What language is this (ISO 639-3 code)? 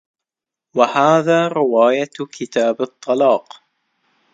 ara